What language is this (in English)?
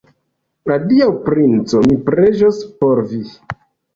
Esperanto